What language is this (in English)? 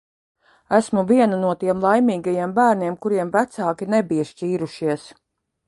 Latvian